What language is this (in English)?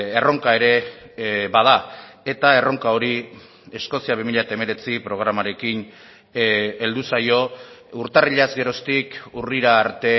Basque